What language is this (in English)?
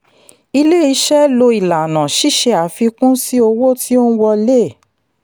Yoruba